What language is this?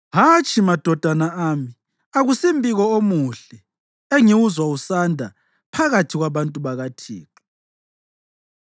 North Ndebele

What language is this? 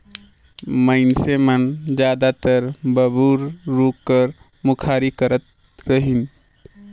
Chhattisgarhi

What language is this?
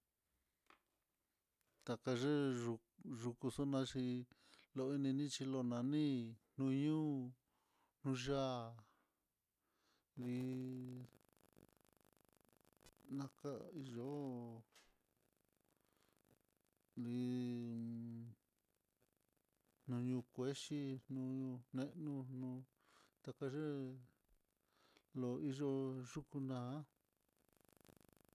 Mitlatongo Mixtec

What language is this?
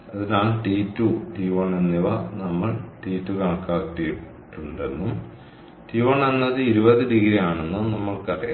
Malayalam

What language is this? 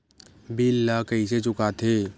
Chhattisgarhi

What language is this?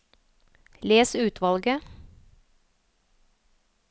Norwegian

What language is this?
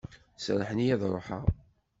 Kabyle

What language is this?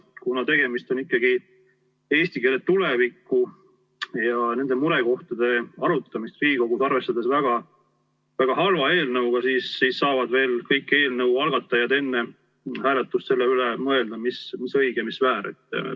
Estonian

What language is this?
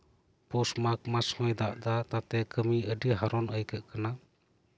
Santali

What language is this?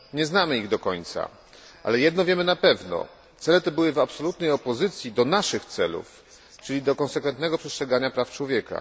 Polish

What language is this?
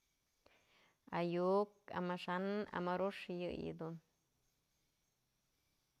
Mazatlán Mixe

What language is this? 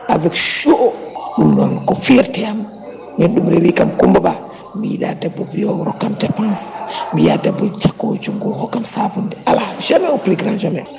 Fula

